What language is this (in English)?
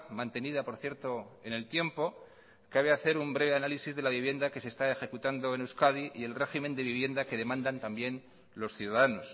Spanish